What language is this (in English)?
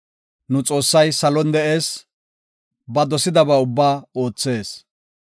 Gofa